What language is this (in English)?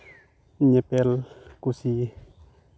Santali